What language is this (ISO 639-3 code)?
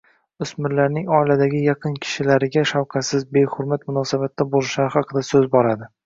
uzb